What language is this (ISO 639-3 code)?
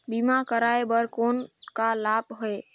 hne